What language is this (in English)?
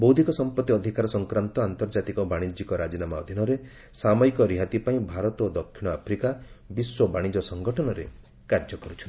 Odia